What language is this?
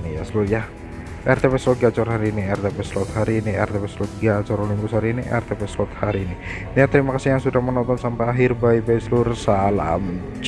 Indonesian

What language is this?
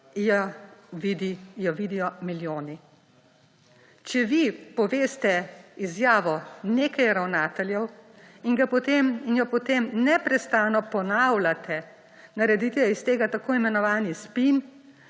Slovenian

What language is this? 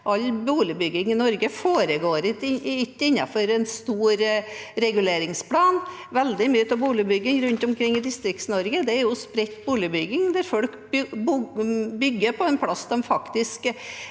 Norwegian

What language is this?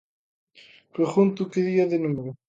Galician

